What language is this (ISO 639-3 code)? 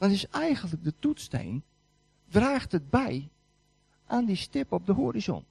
nld